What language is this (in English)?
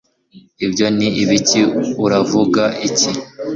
Kinyarwanda